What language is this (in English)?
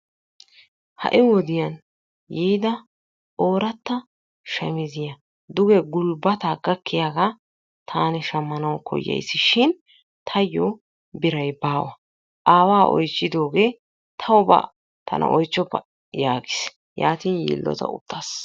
Wolaytta